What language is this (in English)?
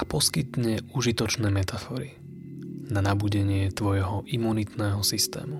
Slovak